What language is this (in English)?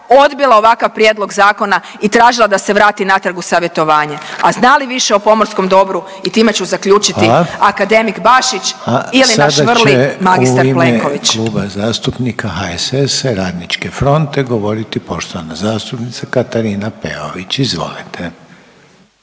Croatian